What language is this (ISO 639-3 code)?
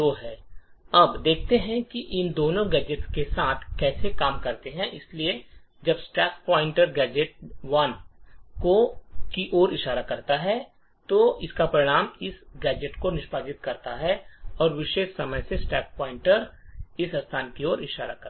hin